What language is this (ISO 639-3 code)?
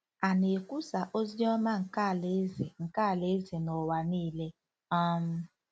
ibo